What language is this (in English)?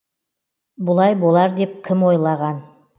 Kazakh